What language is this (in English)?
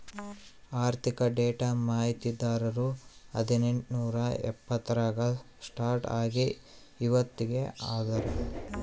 Kannada